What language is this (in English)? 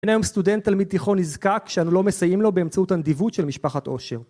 Hebrew